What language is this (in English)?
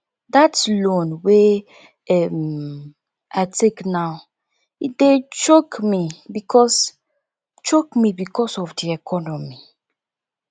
Nigerian Pidgin